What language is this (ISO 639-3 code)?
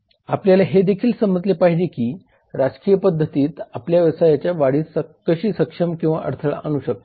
mar